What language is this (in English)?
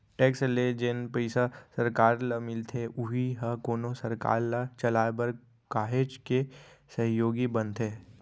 Chhattisgarhi